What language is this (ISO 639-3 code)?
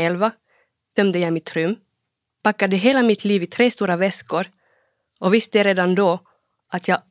swe